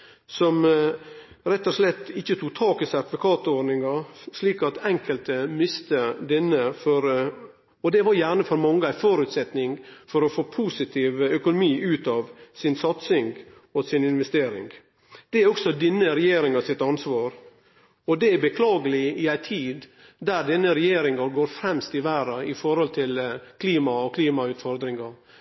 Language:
Norwegian Nynorsk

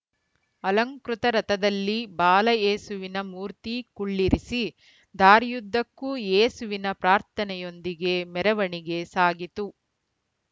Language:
Kannada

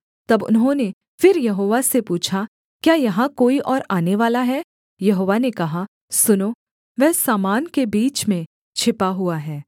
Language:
Hindi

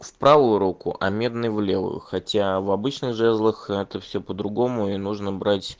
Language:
Russian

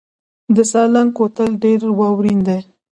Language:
Pashto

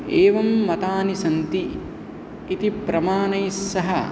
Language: Sanskrit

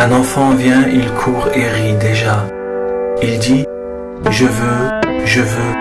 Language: French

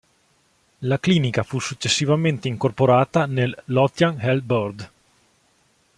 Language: Italian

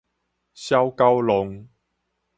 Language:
Min Nan Chinese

